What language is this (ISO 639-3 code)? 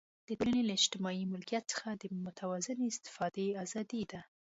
pus